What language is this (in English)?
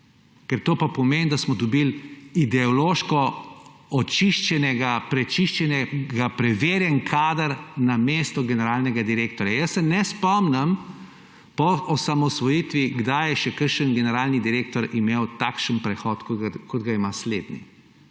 Slovenian